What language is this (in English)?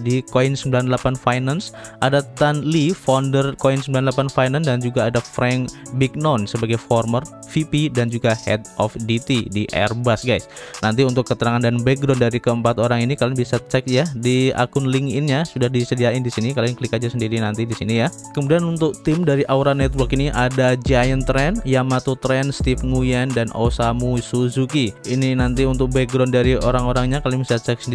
Indonesian